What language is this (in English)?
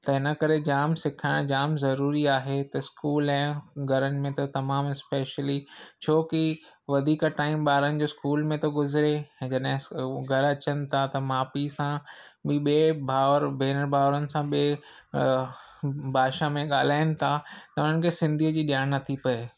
Sindhi